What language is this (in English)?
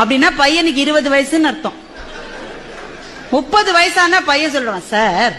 Hindi